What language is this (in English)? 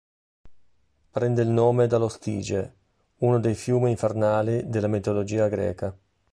Italian